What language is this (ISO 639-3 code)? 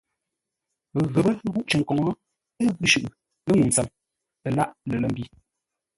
nla